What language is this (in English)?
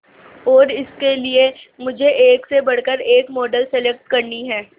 Hindi